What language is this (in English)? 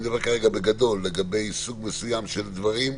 Hebrew